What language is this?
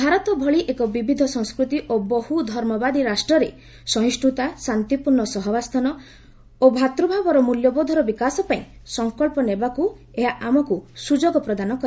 Odia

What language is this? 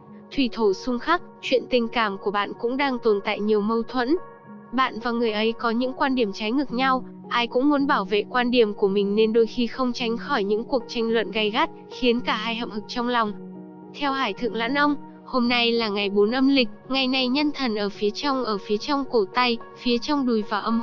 Vietnamese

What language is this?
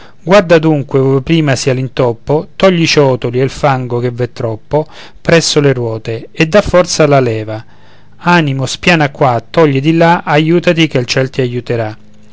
Italian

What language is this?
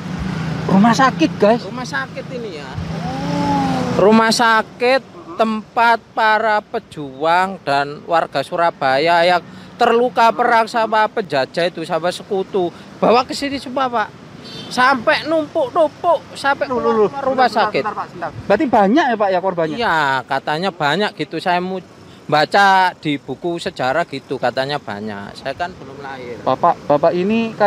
Indonesian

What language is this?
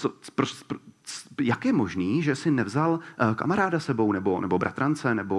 Czech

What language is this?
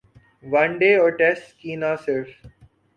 Urdu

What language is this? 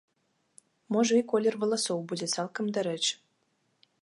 Belarusian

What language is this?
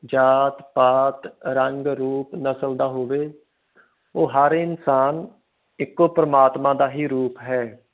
Punjabi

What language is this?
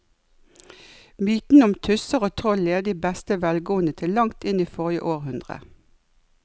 Norwegian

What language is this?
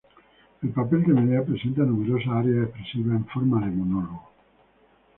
Spanish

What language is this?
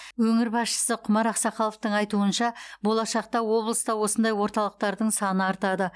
Kazakh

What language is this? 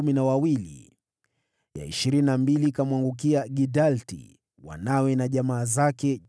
Swahili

